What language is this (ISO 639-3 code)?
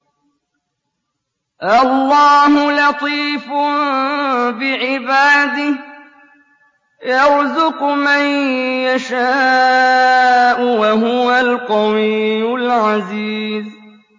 ara